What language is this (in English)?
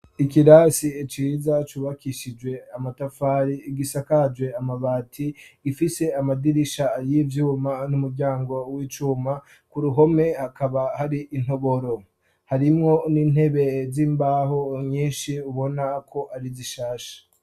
Rundi